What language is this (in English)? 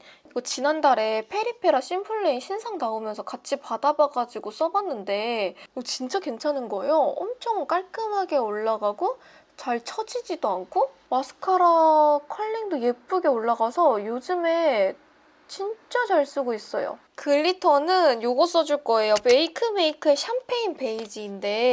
Korean